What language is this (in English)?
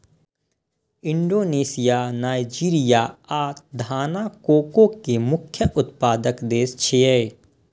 Maithili